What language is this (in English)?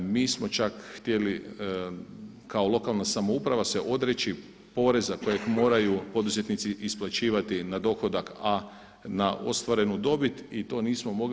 Croatian